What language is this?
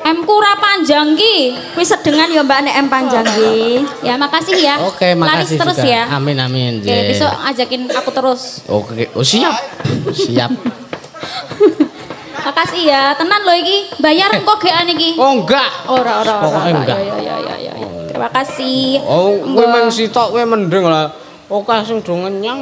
Indonesian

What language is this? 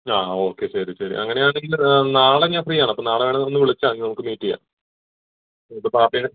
Malayalam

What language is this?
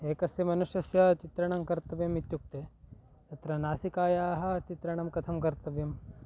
Sanskrit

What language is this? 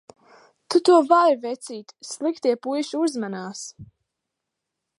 Latvian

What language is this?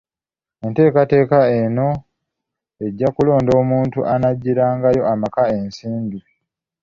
Ganda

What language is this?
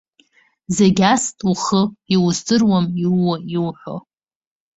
Abkhazian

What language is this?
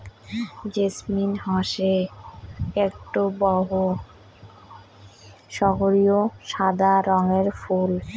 Bangla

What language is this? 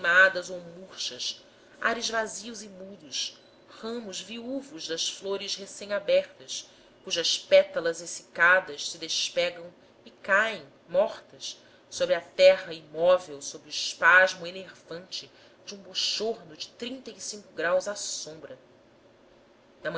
Portuguese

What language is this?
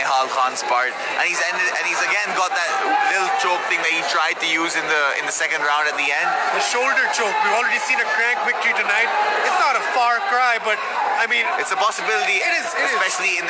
English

